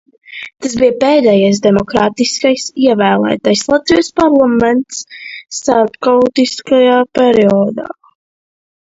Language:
Latvian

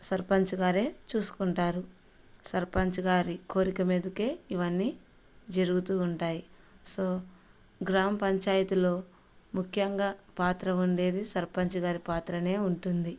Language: Telugu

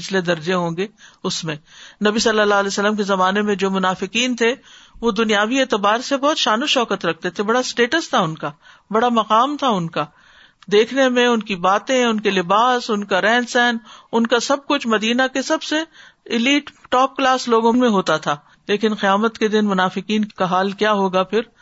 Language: Urdu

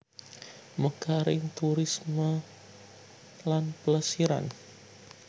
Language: Javanese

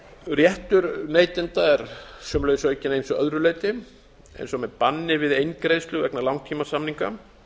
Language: Icelandic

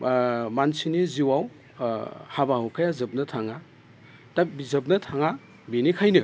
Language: Bodo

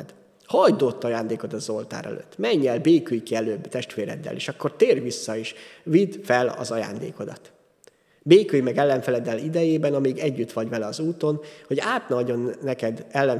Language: Hungarian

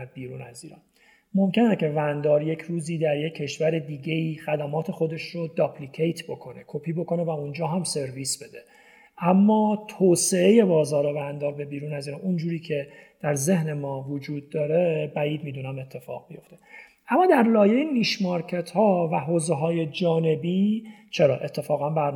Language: Persian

